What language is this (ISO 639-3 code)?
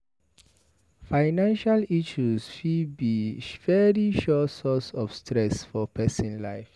pcm